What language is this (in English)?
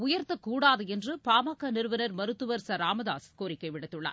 Tamil